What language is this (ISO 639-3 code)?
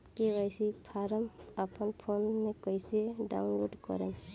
bho